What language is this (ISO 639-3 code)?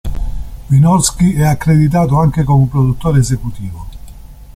ita